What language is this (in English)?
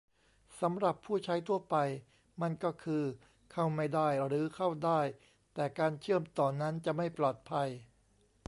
Thai